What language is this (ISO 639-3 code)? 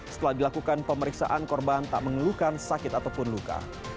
ind